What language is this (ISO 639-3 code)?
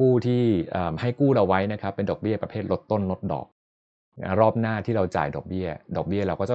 tha